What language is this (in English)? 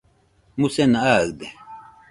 Nüpode Huitoto